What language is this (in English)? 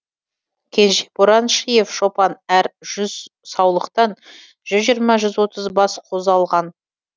Kazakh